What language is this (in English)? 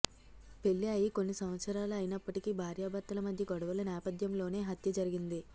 Telugu